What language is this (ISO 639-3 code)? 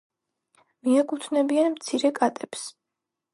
kat